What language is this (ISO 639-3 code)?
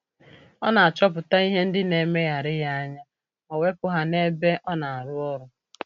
ibo